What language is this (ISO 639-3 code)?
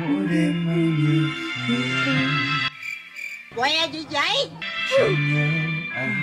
vie